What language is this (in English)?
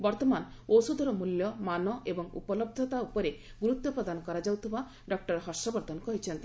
Odia